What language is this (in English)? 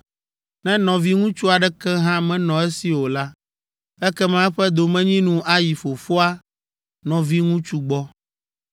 Ewe